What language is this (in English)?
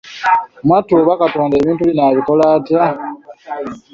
Ganda